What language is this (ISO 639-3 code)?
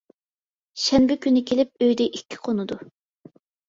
uig